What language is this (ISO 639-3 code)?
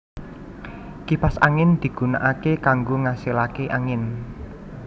jav